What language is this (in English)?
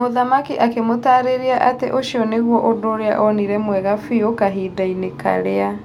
Kikuyu